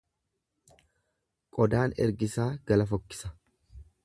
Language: Oromo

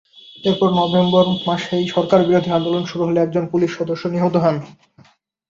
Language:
Bangla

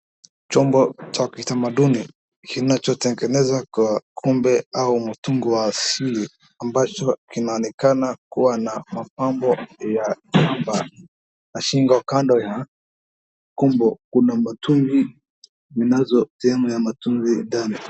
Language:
Swahili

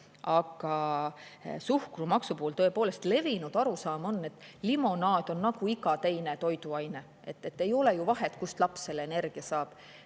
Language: Estonian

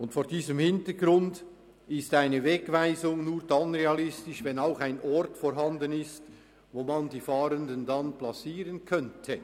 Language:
Swiss German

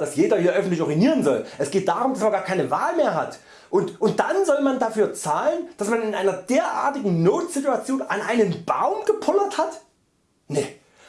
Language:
German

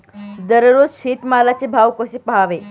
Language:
Marathi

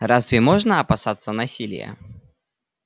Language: Russian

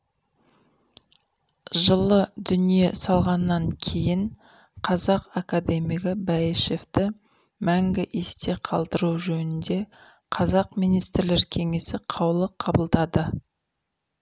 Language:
Kazakh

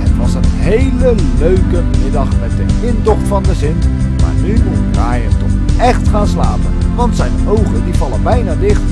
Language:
Dutch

